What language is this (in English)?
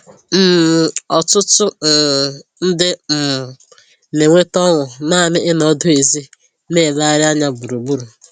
Igbo